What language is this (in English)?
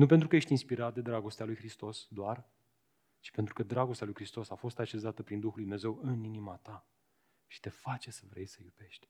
Romanian